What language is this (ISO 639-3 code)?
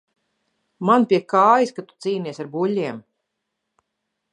lav